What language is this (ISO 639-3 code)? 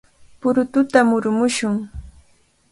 qvl